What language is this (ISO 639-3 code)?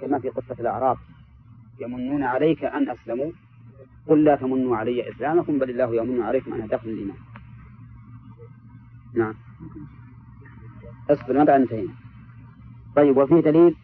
ara